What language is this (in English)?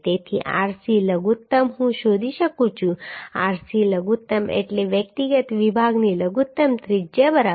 Gujarati